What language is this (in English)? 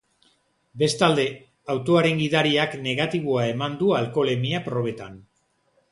Basque